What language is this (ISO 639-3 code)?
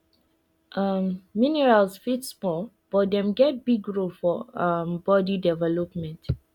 pcm